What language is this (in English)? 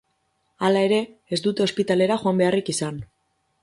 Basque